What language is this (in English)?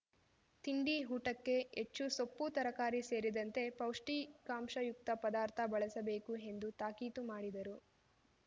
Kannada